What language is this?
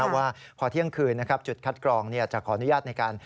Thai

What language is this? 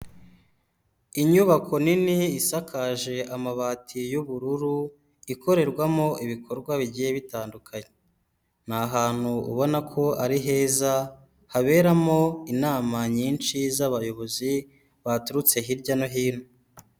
Kinyarwanda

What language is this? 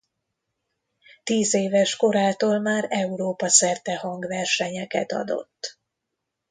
Hungarian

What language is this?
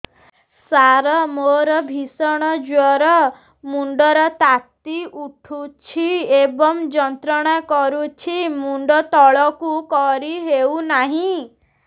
Odia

